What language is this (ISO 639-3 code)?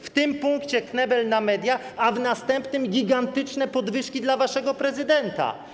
pol